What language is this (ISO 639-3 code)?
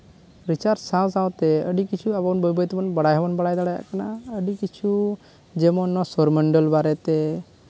sat